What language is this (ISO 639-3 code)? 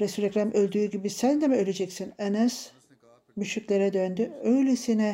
tur